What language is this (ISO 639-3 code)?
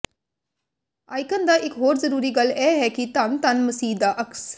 pan